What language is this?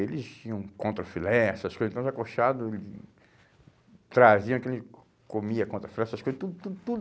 Portuguese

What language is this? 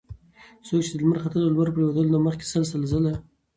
Pashto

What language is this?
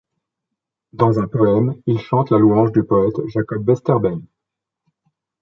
French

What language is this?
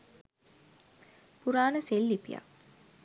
Sinhala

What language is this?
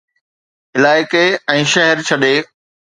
Sindhi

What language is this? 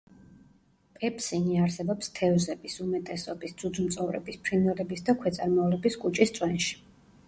Georgian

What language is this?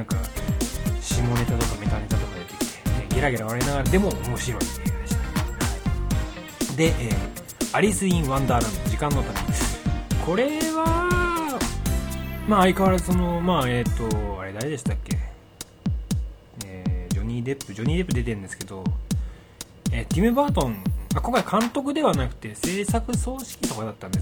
Japanese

